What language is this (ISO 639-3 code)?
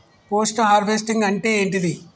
tel